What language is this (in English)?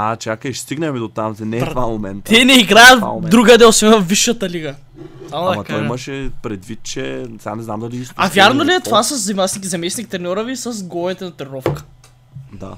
Bulgarian